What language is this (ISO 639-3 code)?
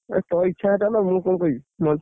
ori